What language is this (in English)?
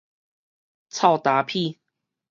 Min Nan Chinese